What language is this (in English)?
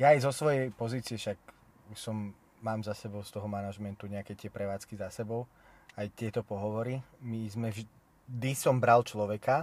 Slovak